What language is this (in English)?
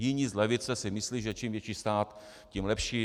Czech